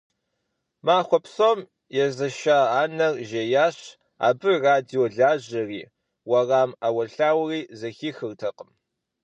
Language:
Kabardian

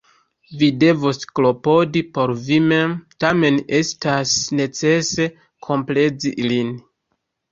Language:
Esperanto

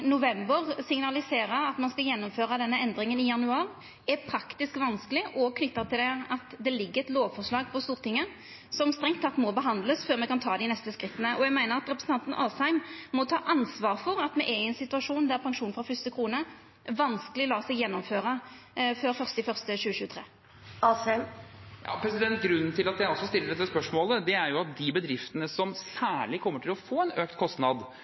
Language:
Norwegian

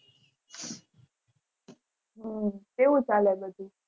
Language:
Gujarati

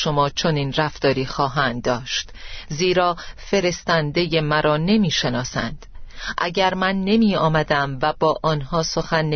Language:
Persian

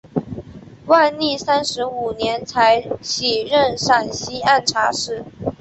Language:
Chinese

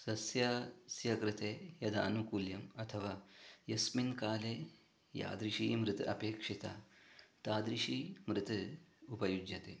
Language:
Sanskrit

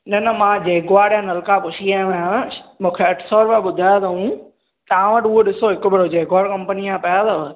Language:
Sindhi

